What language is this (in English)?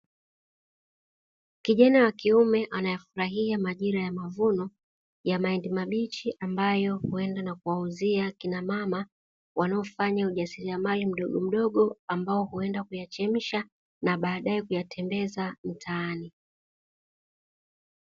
Swahili